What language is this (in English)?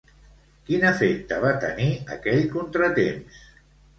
Catalan